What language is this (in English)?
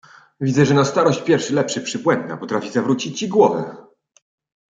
Polish